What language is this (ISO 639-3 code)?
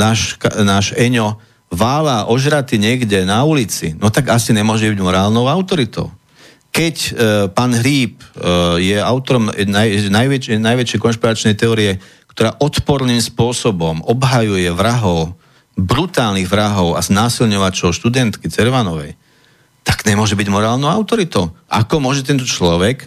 slk